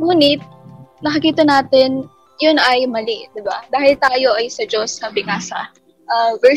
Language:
Filipino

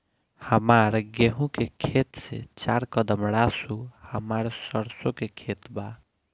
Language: Bhojpuri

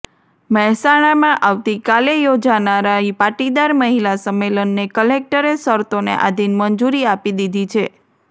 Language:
Gujarati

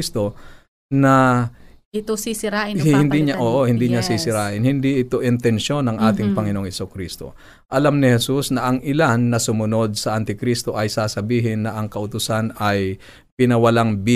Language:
Filipino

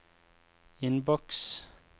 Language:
Norwegian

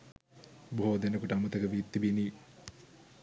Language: Sinhala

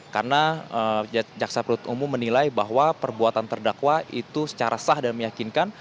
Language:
Indonesian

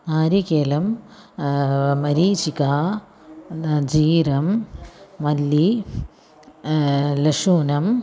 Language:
Sanskrit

